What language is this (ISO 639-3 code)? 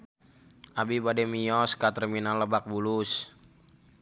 sun